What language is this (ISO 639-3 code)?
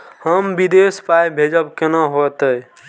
mai